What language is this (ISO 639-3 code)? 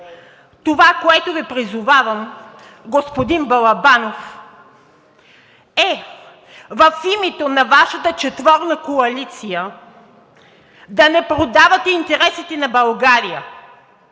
bul